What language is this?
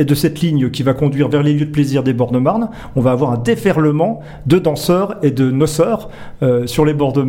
French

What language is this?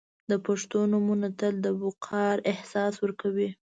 Pashto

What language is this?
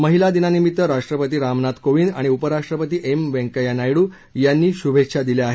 Marathi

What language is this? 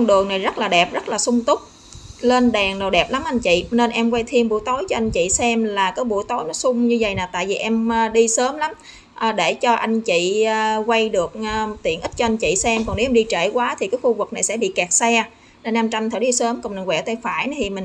Vietnamese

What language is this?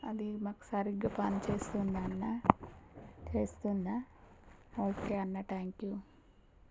Telugu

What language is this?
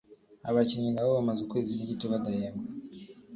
Kinyarwanda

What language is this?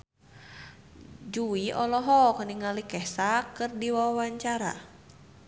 Sundanese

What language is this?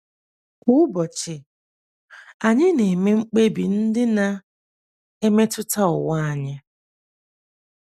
Igbo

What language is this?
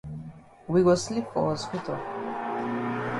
Cameroon Pidgin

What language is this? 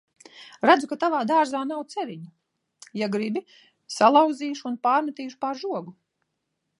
Latvian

